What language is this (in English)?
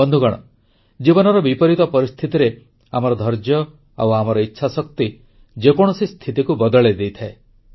Odia